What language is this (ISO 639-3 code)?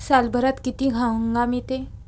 mar